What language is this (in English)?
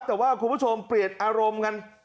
Thai